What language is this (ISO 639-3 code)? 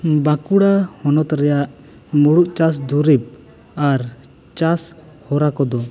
sat